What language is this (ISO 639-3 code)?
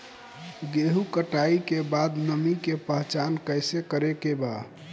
bho